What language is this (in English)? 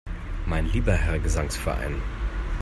German